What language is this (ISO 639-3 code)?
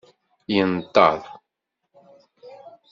kab